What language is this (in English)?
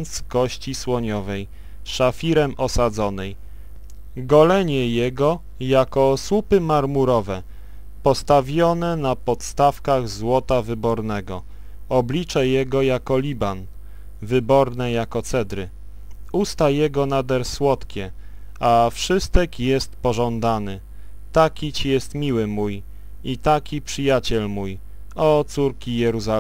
Polish